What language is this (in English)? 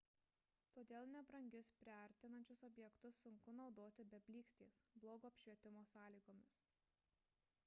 Lithuanian